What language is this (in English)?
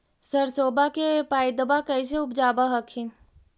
Magahi